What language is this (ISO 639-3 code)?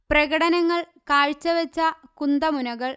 mal